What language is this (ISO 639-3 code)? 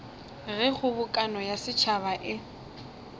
nso